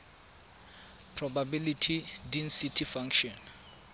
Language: Tswana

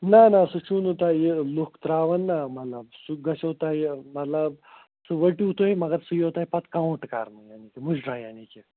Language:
Kashmiri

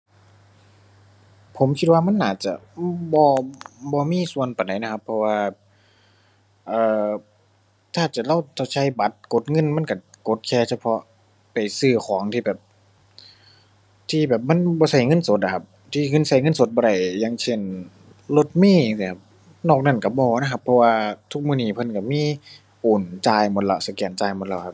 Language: Thai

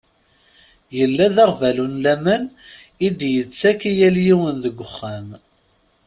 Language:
Kabyle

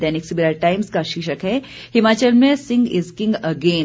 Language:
Hindi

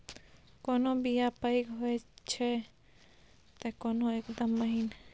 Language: Maithili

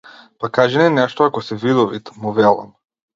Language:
Macedonian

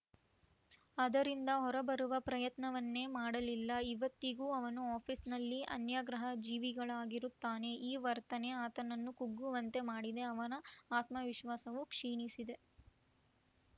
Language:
Kannada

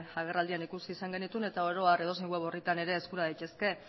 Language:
Basque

